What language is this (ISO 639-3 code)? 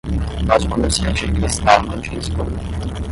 por